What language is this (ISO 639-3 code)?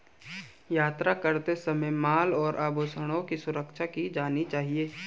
hin